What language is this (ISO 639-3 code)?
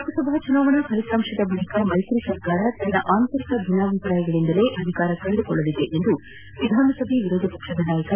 kan